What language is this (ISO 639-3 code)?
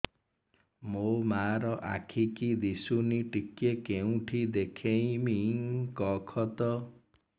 ori